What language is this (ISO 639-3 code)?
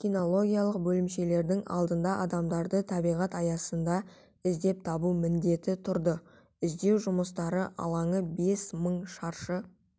kaz